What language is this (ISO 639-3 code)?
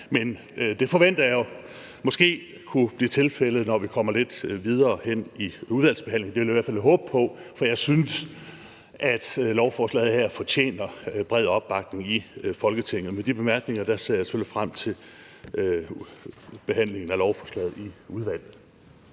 dan